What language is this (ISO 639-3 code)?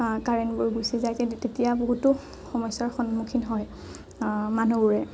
asm